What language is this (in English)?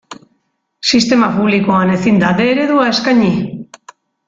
Basque